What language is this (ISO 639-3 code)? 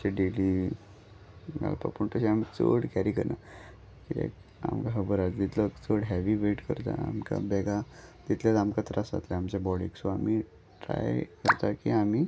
kok